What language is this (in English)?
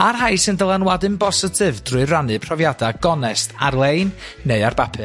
Welsh